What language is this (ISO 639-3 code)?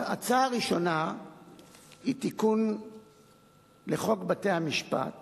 heb